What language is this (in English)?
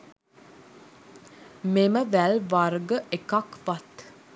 Sinhala